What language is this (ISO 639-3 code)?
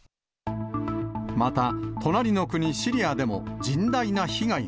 jpn